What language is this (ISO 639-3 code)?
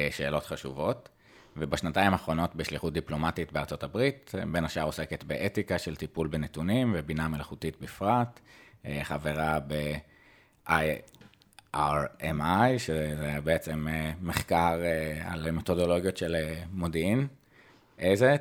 heb